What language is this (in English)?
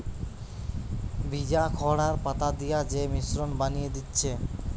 Bangla